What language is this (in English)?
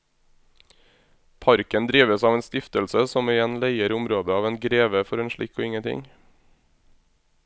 Norwegian